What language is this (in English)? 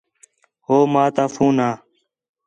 Khetrani